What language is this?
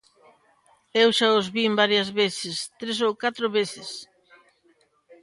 Galician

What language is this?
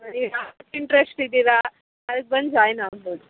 Kannada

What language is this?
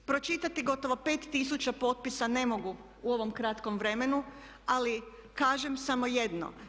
Croatian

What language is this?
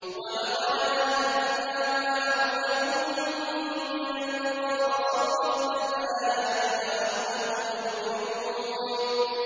Arabic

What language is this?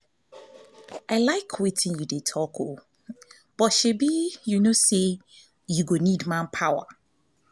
Nigerian Pidgin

